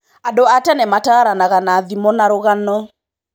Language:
Kikuyu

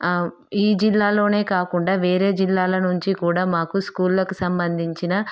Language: Telugu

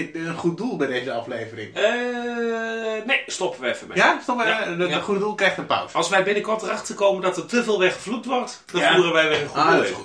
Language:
Dutch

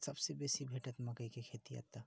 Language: Maithili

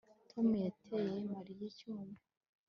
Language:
Kinyarwanda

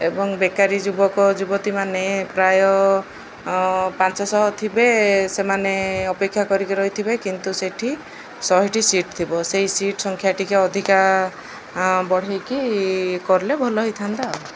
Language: Odia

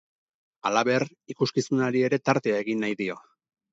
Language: Basque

